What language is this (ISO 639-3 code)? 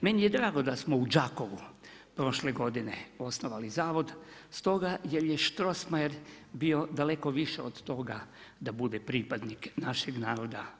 hrv